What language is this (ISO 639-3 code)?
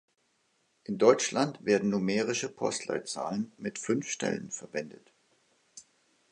deu